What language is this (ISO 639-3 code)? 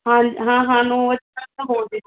pan